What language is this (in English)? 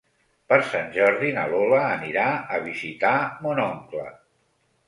Catalan